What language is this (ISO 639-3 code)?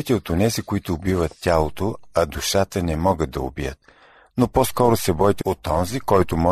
bul